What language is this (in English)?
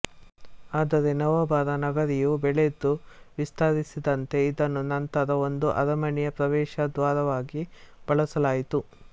Kannada